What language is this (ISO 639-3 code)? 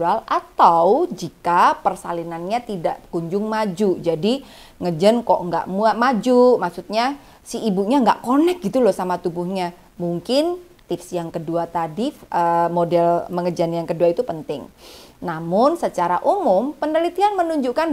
ind